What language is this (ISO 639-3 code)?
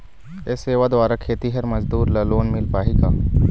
hne